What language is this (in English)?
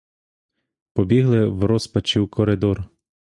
Ukrainian